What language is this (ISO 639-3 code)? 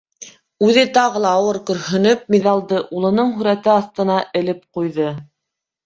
bak